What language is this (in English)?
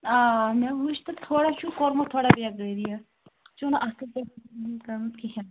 Kashmiri